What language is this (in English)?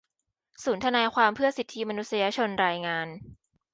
Thai